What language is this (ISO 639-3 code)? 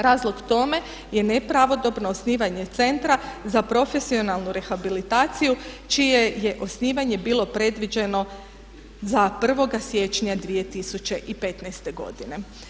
hrv